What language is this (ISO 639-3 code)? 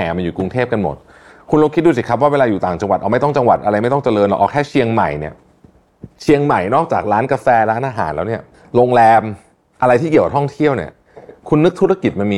tha